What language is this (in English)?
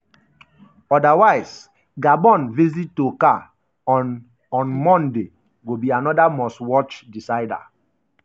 Nigerian Pidgin